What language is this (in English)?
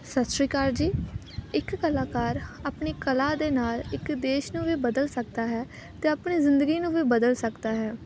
Punjabi